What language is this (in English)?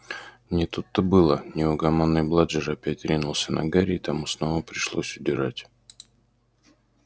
Russian